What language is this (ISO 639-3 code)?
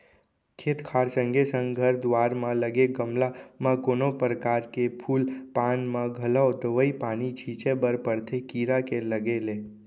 hne